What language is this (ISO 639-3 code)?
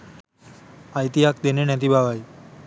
sin